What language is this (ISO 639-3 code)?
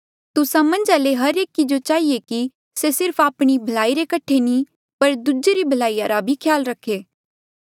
mjl